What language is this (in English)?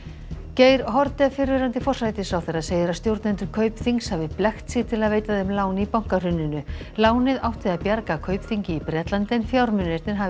Icelandic